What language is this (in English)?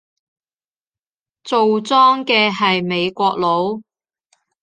Cantonese